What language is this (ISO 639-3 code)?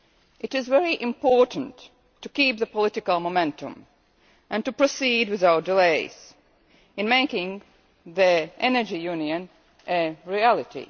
eng